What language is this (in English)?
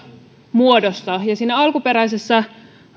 Finnish